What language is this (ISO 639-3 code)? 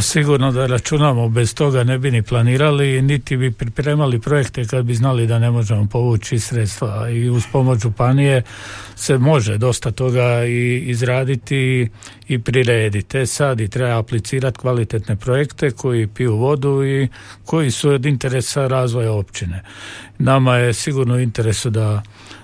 hrv